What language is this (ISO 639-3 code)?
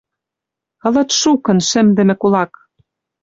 mrj